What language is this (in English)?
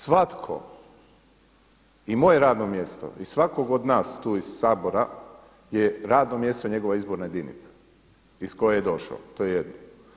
Croatian